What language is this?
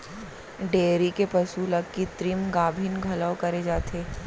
Chhattisgarhi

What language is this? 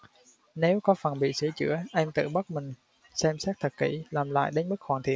Vietnamese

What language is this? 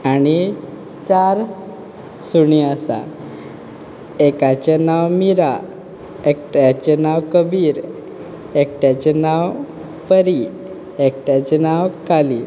Konkani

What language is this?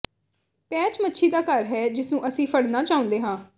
Punjabi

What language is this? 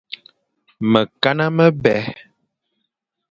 Fang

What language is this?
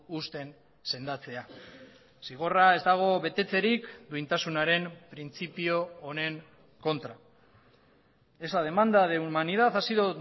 Basque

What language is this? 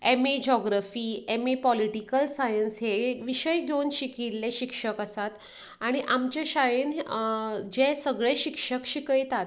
Konkani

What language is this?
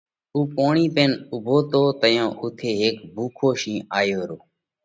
Parkari Koli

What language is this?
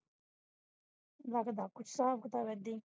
Punjabi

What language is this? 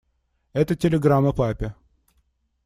Russian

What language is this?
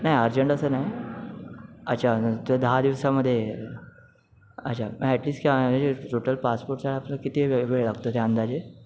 Marathi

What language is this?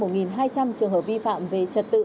Vietnamese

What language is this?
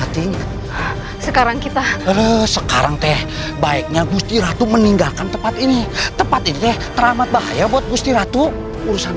Indonesian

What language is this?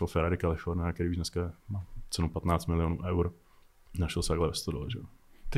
Czech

